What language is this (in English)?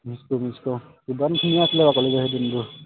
Assamese